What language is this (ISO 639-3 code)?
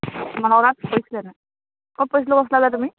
asm